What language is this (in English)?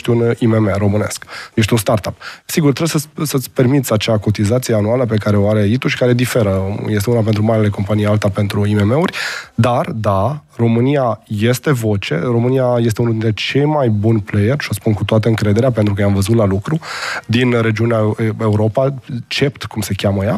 Romanian